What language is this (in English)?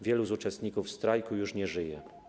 Polish